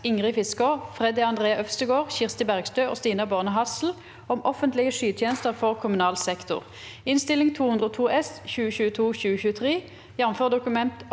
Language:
Norwegian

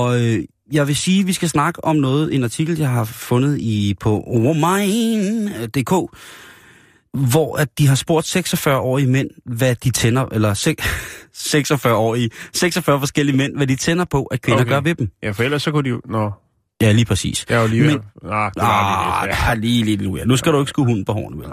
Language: Danish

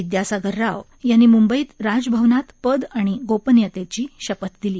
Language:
Marathi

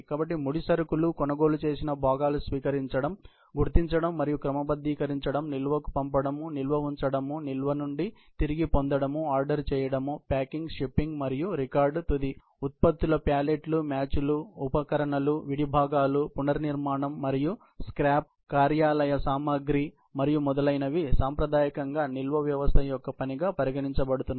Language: Telugu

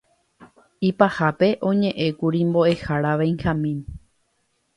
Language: Guarani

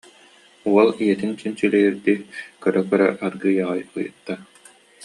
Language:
Yakut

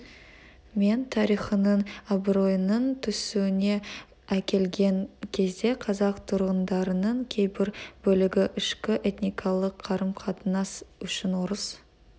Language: Kazakh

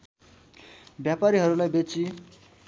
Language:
Nepali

